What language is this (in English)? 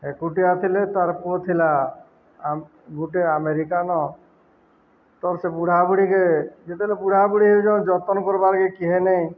Odia